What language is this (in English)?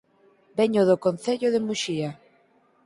Galician